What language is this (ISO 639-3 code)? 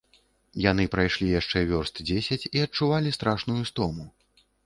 bel